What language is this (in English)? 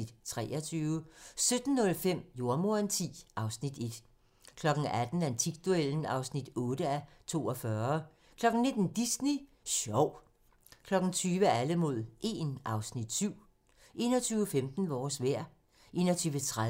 Danish